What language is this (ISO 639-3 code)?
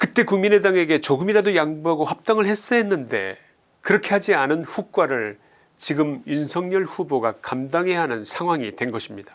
kor